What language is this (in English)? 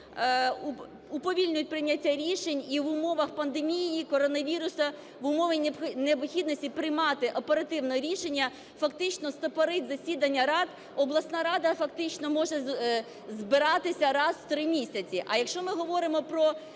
Ukrainian